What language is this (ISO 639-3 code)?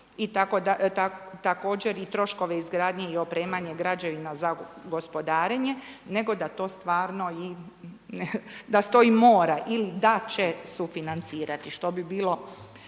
hrv